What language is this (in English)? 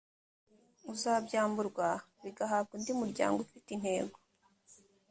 Kinyarwanda